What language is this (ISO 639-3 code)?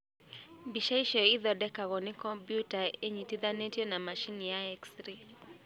kik